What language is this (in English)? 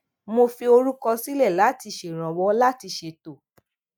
Yoruba